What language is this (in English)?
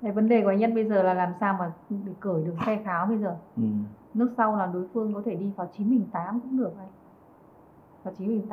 Vietnamese